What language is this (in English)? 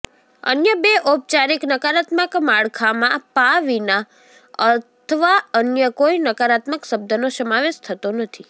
Gujarati